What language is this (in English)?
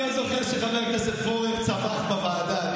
Hebrew